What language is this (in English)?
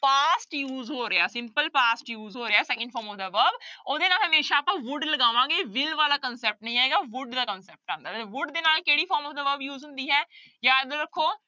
Punjabi